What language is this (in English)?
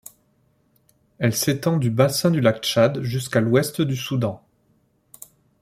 French